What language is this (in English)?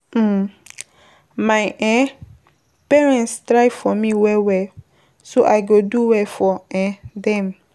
Nigerian Pidgin